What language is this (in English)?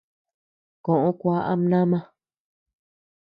Tepeuxila Cuicatec